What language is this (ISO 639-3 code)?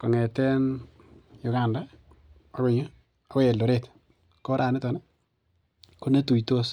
kln